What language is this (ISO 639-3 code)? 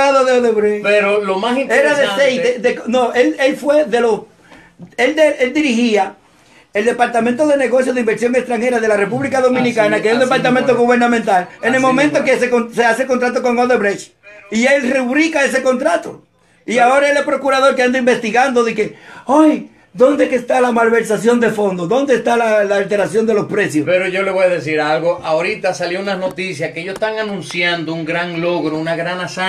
spa